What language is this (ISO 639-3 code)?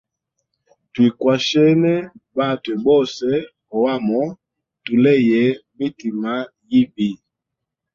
hem